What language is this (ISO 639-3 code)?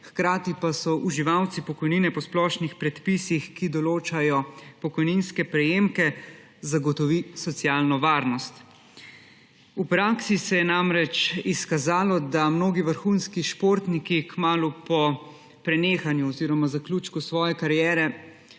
slv